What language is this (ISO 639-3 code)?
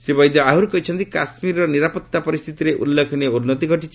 ori